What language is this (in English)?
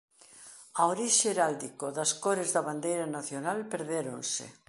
Galician